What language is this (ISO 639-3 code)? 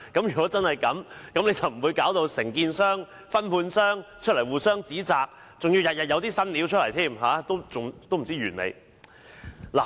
yue